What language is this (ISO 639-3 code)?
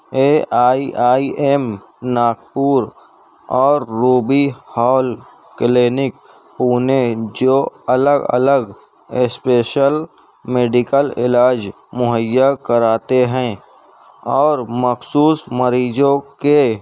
urd